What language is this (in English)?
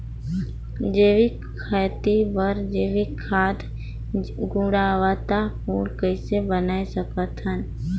Chhattisgarhi